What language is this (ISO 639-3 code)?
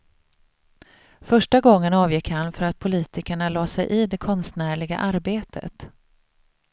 swe